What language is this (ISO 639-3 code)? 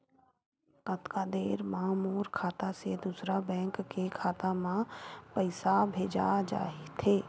hne